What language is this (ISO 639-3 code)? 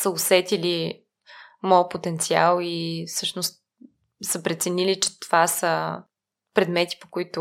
bul